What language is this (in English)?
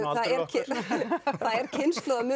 Icelandic